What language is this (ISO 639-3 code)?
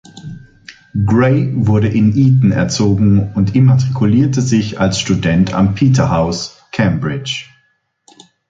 deu